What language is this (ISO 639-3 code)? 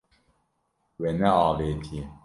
kur